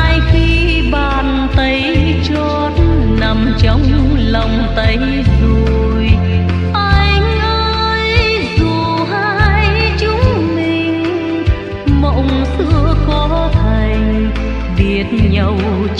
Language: Vietnamese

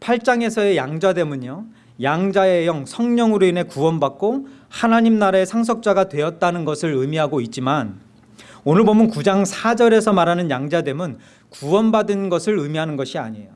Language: Korean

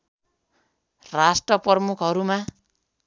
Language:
Nepali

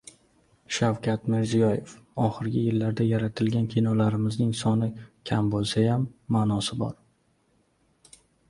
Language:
Uzbek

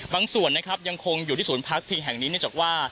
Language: Thai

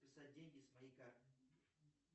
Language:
Russian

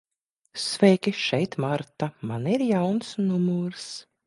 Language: Latvian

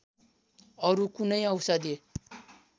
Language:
Nepali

